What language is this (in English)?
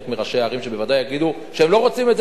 Hebrew